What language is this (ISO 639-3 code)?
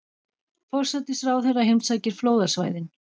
isl